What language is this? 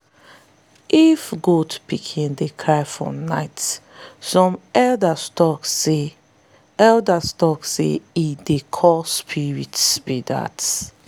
Nigerian Pidgin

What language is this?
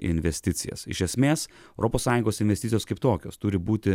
Lithuanian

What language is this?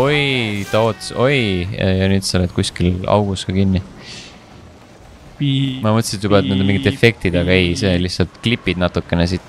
Finnish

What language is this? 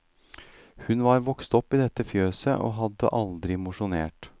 Norwegian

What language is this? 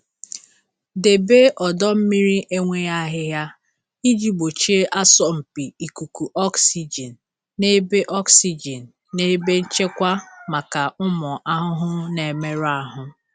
Igbo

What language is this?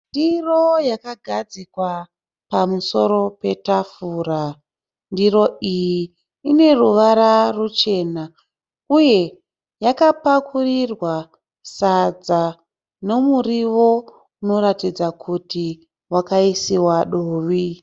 Shona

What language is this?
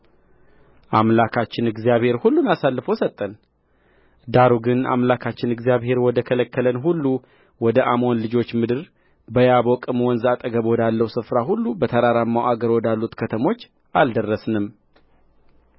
Amharic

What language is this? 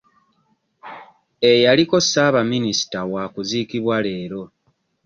Ganda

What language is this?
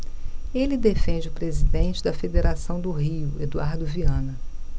Portuguese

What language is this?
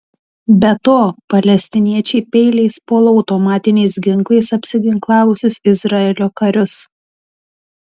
Lithuanian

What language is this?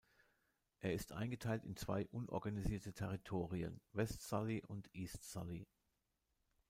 German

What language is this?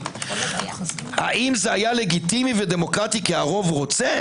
Hebrew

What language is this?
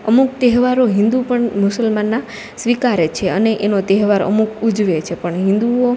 Gujarati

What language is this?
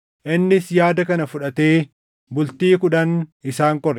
Oromo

